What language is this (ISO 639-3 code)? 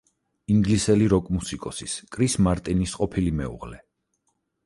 kat